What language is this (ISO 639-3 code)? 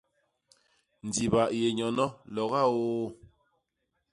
bas